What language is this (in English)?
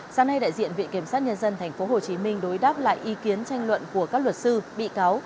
Vietnamese